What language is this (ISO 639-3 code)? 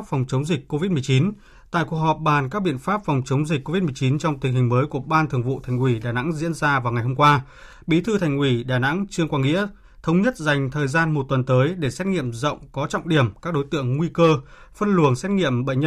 vie